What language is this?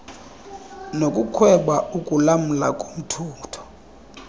Xhosa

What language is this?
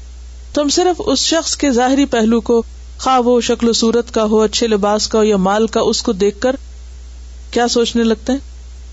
Urdu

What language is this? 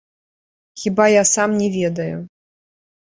Belarusian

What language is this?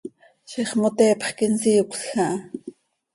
Seri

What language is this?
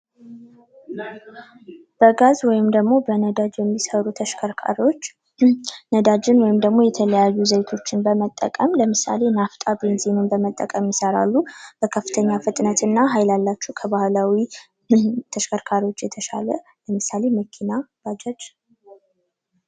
Amharic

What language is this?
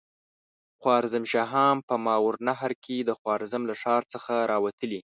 Pashto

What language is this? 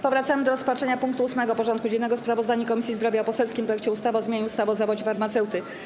Polish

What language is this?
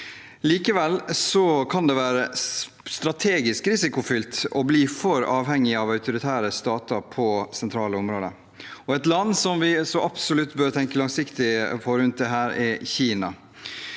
Norwegian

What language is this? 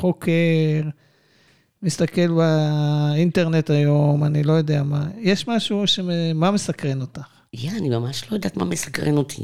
Hebrew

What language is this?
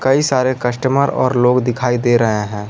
Hindi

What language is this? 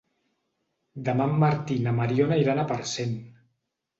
Catalan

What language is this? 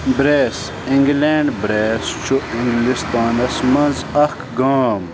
Kashmiri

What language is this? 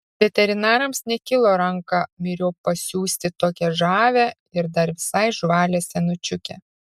Lithuanian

